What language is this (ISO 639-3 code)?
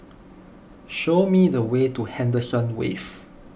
eng